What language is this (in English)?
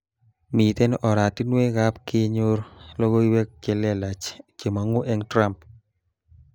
Kalenjin